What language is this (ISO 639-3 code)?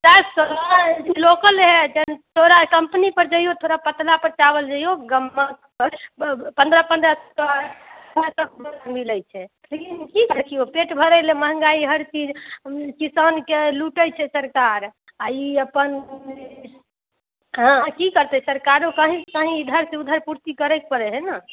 mai